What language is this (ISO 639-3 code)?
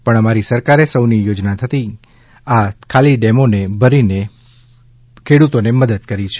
guj